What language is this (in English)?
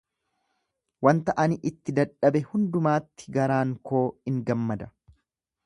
Oromo